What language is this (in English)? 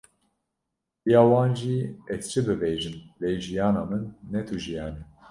Kurdish